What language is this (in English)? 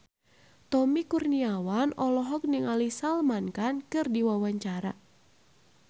Sundanese